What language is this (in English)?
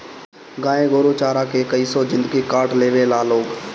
Bhojpuri